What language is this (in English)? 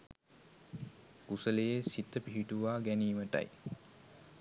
Sinhala